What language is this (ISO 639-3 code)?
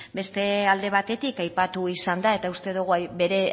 eus